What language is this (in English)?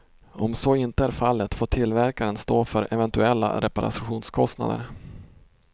Swedish